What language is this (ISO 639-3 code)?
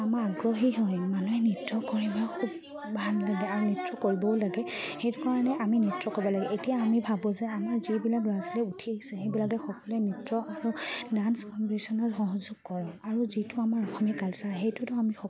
asm